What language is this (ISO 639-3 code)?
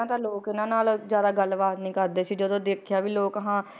pan